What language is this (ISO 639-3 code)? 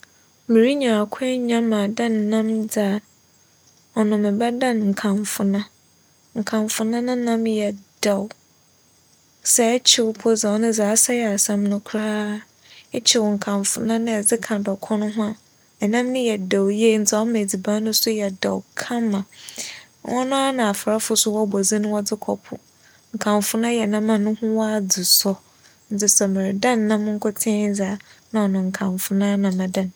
aka